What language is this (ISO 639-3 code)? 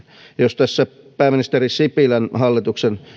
fin